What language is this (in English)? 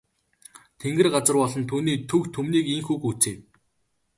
Mongolian